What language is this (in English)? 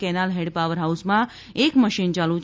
Gujarati